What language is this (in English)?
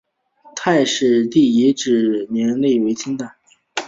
Chinese